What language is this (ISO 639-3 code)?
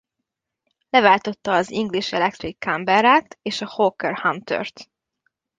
hun